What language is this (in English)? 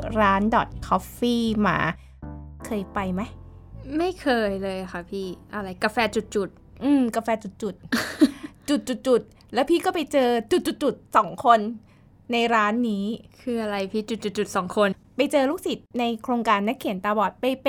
Thai